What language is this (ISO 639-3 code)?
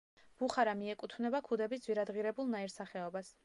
kat